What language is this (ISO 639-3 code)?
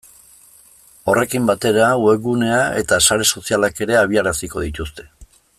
eus